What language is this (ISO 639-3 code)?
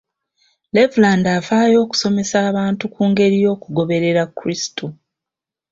lug